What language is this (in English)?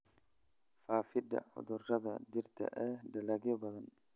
Somali